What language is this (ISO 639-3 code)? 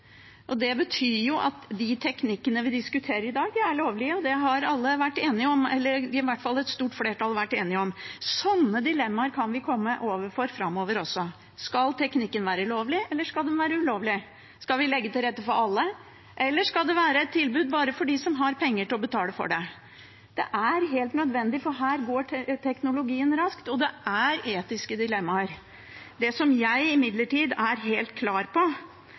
nob